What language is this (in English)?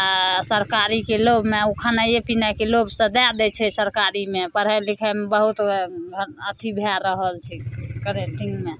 Maithili